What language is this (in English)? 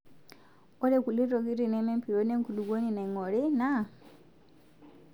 Masai